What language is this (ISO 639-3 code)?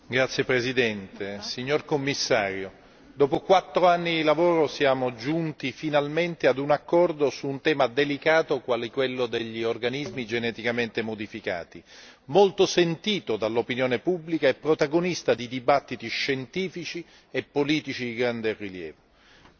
ita